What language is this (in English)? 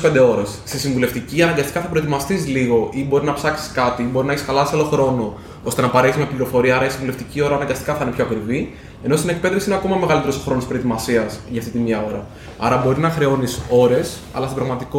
Greek